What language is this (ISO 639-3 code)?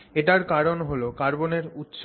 ben